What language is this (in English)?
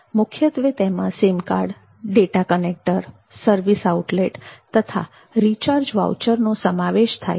Gujarati